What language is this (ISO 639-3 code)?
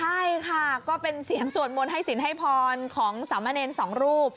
tha